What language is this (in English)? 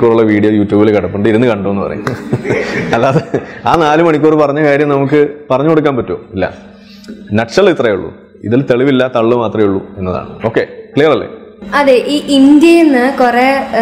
Malayalam